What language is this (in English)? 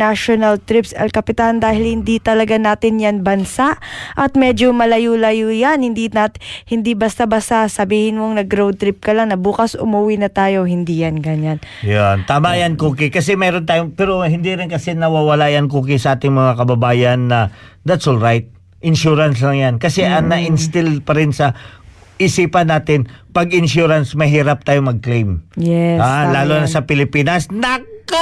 Filipino